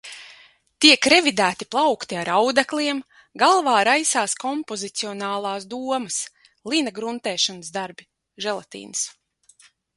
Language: Latvian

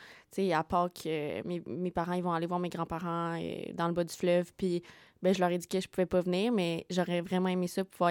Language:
French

